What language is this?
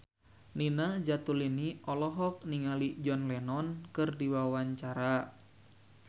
Sundanese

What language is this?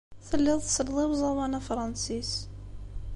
Kabyle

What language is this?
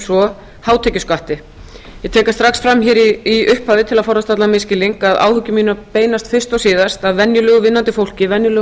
Icelandic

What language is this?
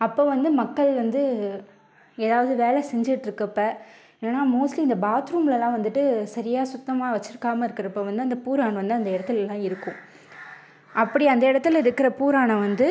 Tamil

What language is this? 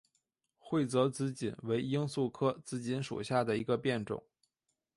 Chinese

